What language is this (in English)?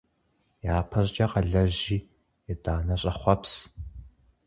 Kabardian